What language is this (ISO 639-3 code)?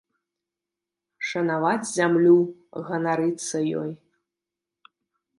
bel